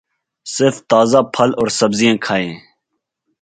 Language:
Urdu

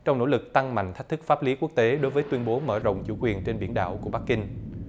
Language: Vietnamese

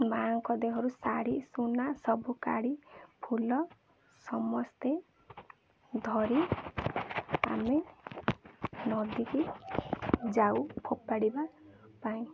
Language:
Odia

